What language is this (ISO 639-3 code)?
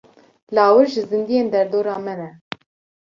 kur